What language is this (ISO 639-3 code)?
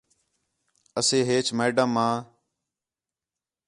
xhe